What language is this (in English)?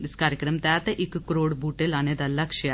Dogri